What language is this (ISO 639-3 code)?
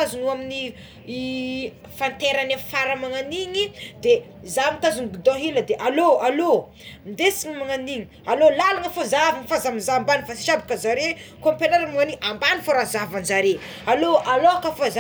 xmw